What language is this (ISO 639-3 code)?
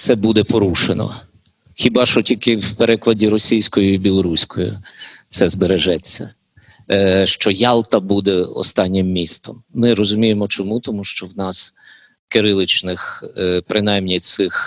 ukr